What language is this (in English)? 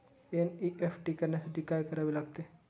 Marathi